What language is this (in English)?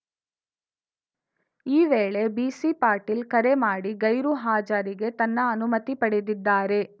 Kannada